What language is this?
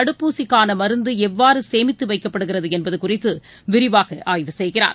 Tamil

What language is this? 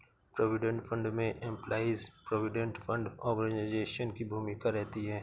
Hindi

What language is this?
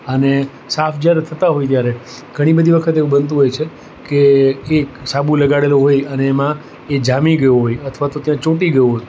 Gujarati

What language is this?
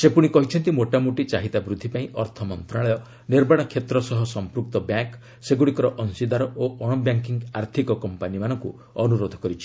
Odia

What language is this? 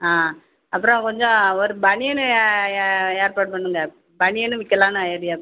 Tamil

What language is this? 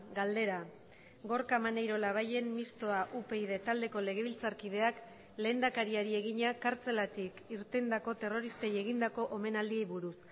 Basque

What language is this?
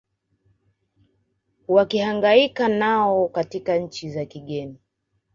Swahili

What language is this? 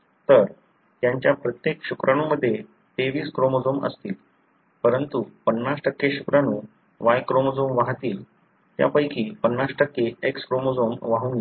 Marathi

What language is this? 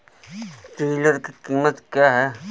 Hindi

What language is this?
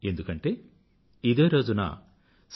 Telugu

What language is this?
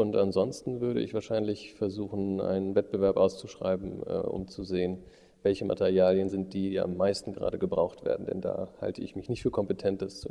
German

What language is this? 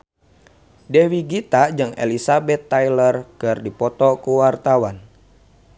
Sundanese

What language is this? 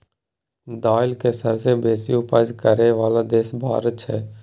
Maithili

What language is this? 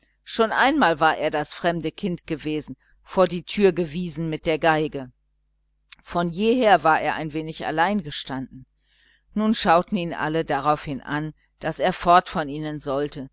German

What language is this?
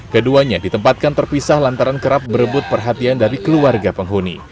Indonesian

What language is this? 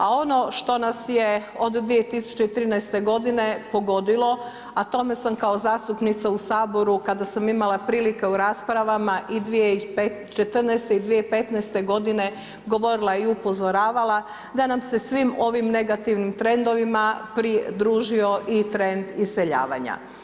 Croatian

